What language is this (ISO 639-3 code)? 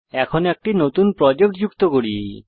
ben